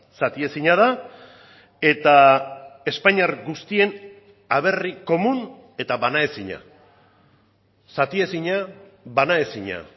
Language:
Basque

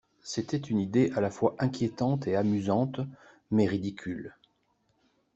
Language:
French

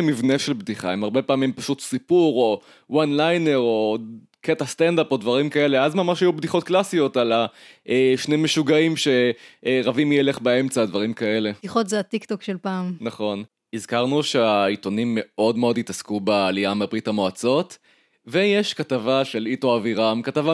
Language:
Hebrew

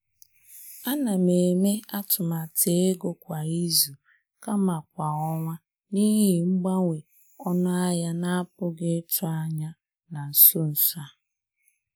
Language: Igbo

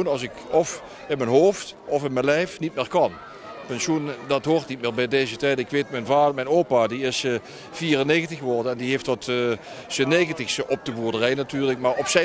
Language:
Dutch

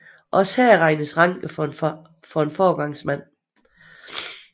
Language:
Danish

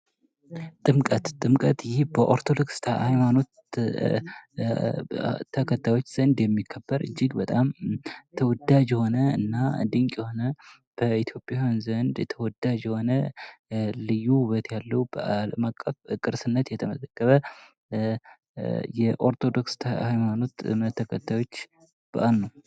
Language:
Amharic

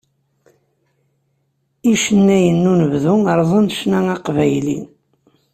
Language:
Kabyle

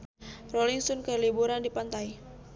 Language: Sundanese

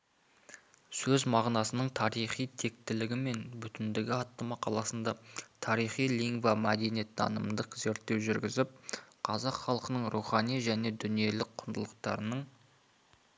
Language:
Kazakh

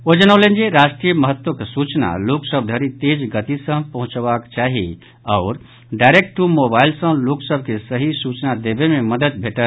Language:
Maithili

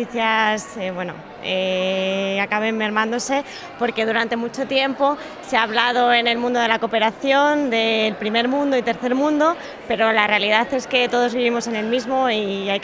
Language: Spanish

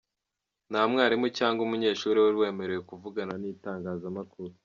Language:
Kinyarwanda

